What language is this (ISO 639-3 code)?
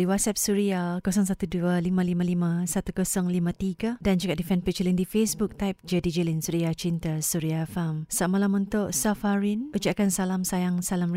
msa